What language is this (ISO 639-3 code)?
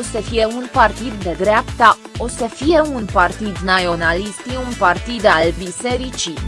ron